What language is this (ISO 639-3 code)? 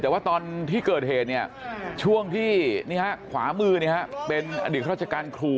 tha